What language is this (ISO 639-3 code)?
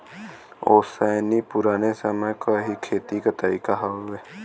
bho